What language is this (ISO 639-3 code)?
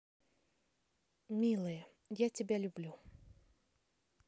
rus